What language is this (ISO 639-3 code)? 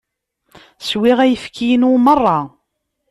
kab